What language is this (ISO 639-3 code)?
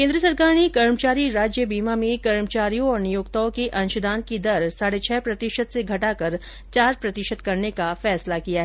hin